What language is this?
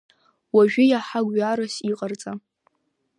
Abkhazian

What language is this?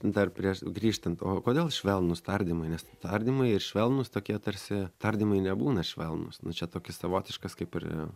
Lithuanian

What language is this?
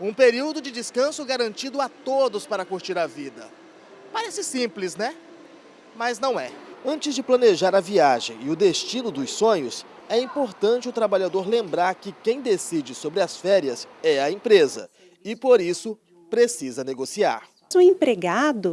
Portuguese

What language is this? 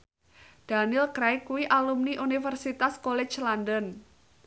Javanese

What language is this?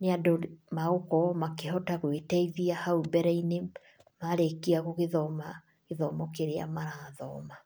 Kikuyu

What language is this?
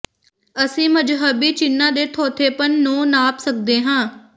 Punjabi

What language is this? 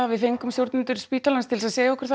Icelandic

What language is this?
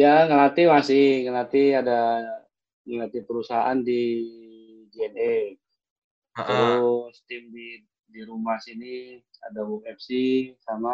Indonesian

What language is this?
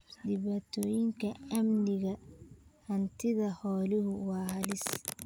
Somali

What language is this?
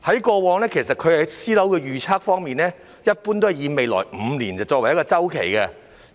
Cantonese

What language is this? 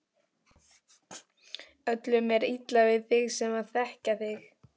Icelandic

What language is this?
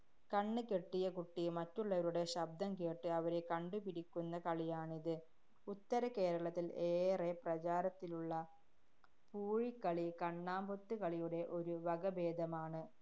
Malayalam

